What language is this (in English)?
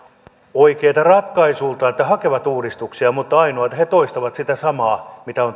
Finnish